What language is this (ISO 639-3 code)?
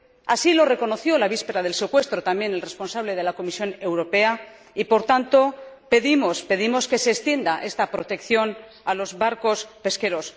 spa